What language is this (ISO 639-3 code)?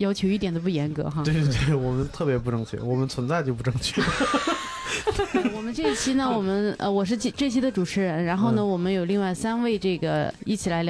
zho